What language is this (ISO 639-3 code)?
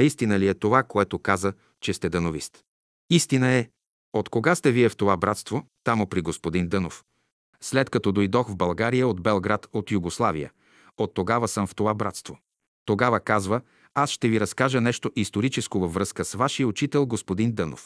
bul